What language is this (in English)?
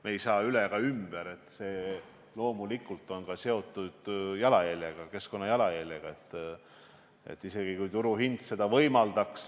Estonian